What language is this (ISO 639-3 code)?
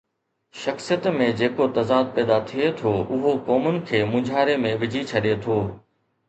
snd